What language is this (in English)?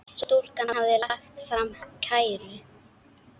Icelandic